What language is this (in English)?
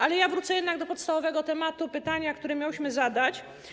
Polish